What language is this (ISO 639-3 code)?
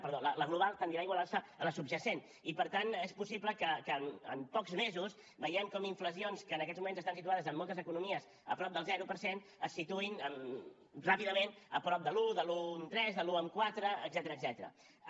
cat